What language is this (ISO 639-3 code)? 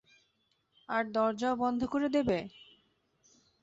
ben